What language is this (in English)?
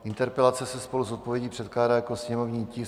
Czech